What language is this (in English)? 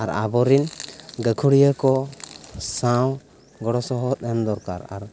Santali